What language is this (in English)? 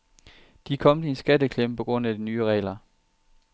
Danish